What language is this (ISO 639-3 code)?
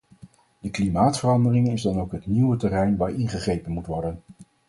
nld